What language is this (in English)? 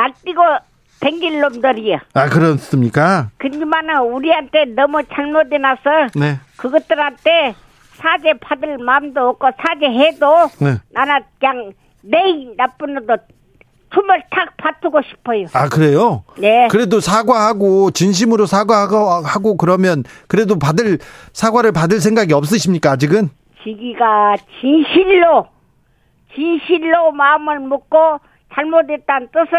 Korean